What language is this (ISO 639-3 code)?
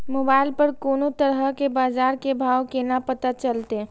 mai